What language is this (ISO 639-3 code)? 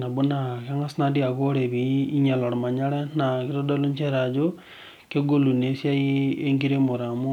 mas